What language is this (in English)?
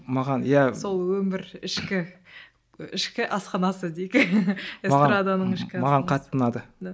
Kazakh